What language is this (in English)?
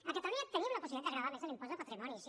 Catalan